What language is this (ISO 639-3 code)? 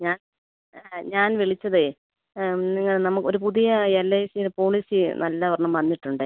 mal